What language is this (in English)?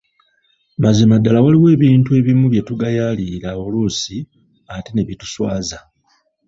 Ganda